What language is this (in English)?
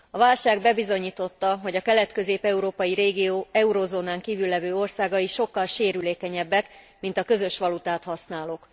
Hungarian